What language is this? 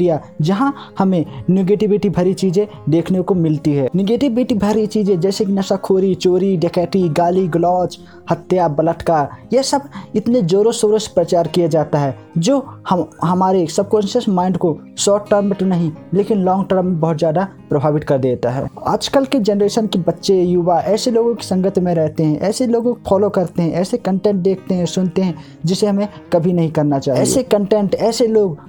Hindi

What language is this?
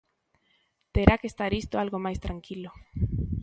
Galician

